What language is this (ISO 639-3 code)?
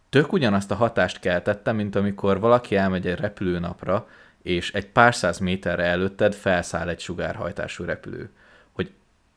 hun